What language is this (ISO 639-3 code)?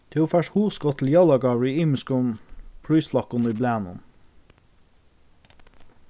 fao